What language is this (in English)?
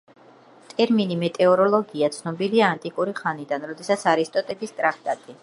Georgian